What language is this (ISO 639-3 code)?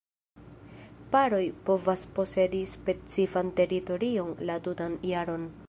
epo